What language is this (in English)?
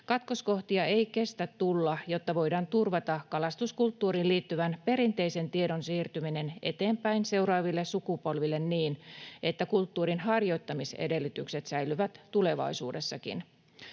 Finnish